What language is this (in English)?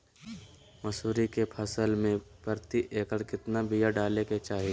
Magahi